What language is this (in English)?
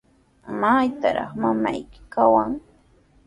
Sihuas Ancash Quechua